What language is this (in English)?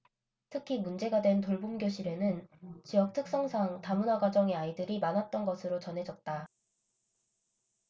Korean